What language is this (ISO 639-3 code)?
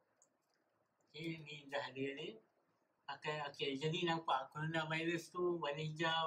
msa